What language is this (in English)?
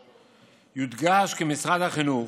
Hebrew